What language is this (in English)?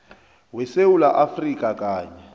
South Ndebele